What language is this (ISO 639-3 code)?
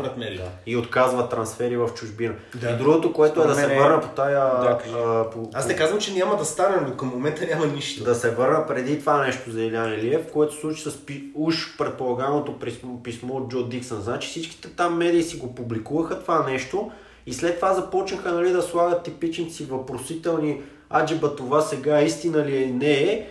bul